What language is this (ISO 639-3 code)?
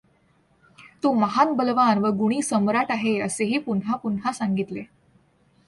mar